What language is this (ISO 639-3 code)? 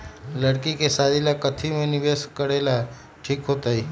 mag